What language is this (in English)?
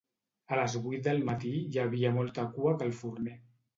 Catalan